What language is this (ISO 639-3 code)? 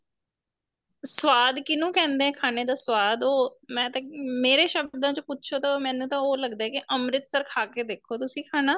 pan